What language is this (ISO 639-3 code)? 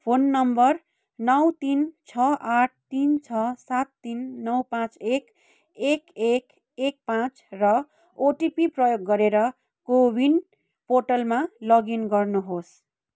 nep